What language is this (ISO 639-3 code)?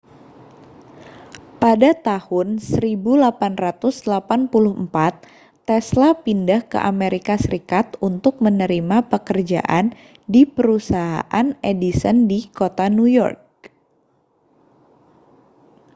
ind